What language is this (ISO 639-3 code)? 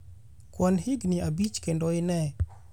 luo